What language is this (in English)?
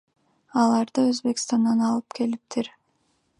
Kyrgyz